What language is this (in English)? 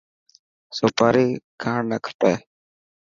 Dhatki